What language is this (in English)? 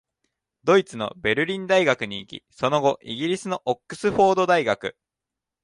Japanese